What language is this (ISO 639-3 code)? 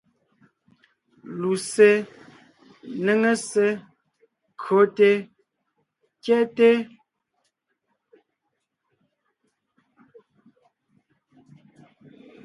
nnh